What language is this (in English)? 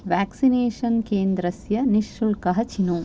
Sanskrit